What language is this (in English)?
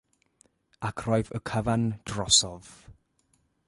Welsh